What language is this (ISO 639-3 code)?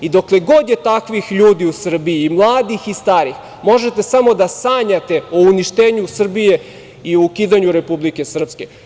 srp